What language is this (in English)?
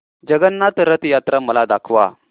Marathi